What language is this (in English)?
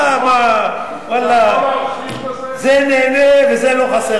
Hebrew